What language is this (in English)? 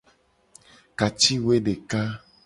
Gen